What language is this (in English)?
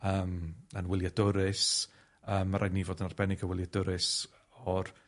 Welsh